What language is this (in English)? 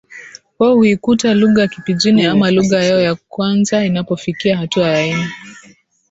Swahili